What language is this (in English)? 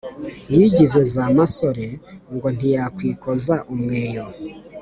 Kinyarwanda